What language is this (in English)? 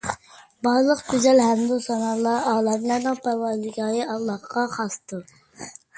Uyghur